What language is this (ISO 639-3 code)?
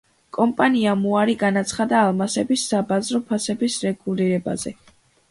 kat